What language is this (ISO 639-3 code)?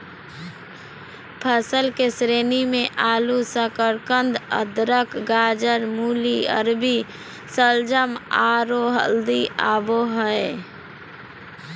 mag